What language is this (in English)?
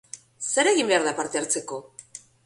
Basque